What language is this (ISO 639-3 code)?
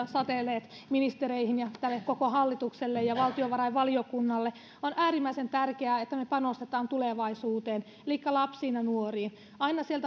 fin